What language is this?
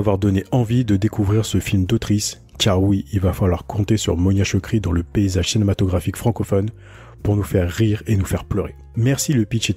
French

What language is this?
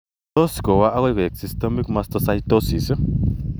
Kalenjin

